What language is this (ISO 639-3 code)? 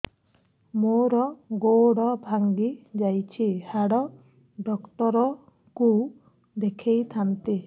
ori